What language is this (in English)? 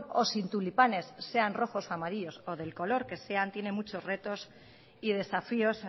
Spanish